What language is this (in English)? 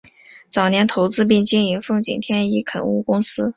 Chinese